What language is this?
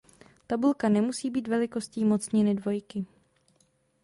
Czech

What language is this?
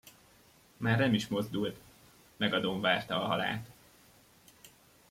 Hungarian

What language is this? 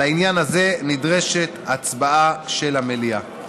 Hebrew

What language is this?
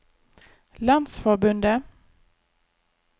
Norwegian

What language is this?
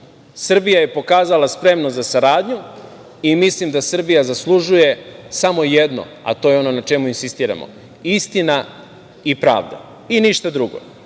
Serbian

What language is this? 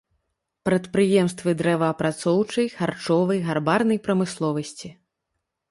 Belarusian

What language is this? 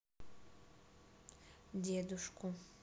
Russian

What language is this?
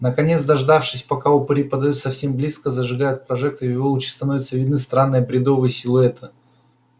Russian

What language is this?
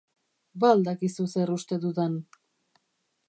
Basque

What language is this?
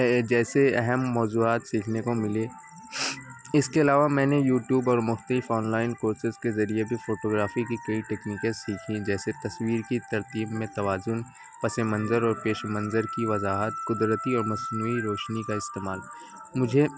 Urdu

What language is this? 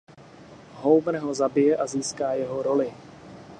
Czech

